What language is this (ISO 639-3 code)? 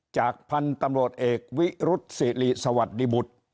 tha